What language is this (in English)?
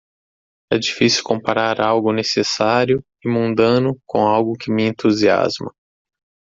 Portuguese